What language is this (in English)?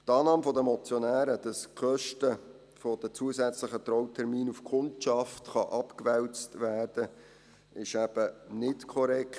Swiss German